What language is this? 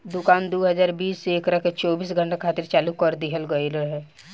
Bhojpuri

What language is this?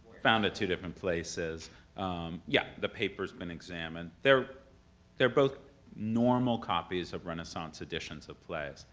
English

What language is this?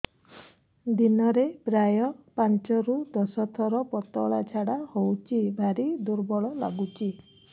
Odia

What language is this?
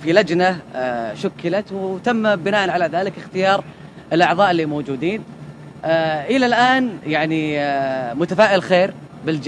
Arabic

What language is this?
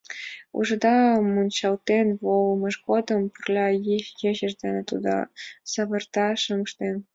Mari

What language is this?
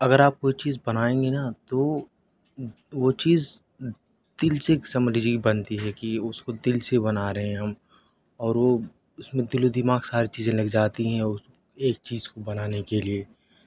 Urdu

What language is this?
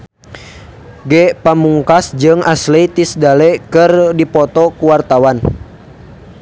Sundanese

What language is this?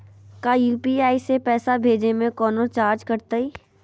Magahi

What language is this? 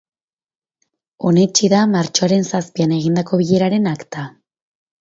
Basque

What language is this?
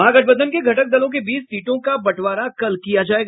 Hindi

